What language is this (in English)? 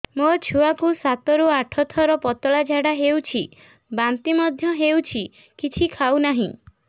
Odia